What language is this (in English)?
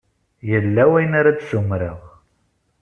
Kabyle